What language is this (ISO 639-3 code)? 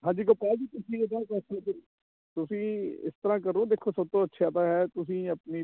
pan